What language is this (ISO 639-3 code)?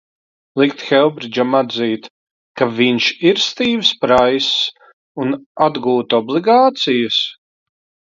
lav